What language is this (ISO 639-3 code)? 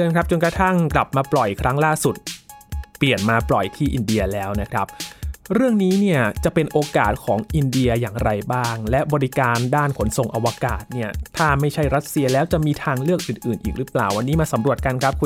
tha